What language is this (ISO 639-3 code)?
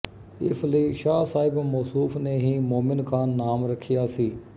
pan